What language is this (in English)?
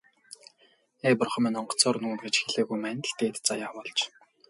Mongolian